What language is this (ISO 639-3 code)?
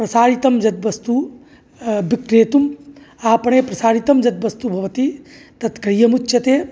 san